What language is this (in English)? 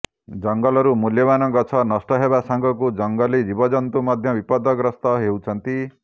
Odia